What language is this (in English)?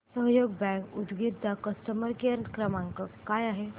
Marathi